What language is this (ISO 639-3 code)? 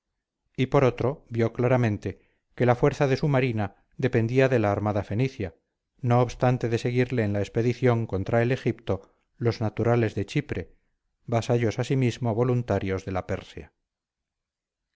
spa